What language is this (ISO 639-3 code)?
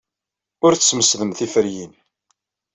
kab